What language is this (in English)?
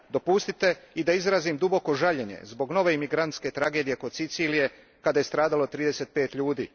Croatian